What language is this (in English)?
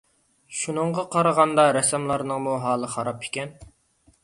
Uyghur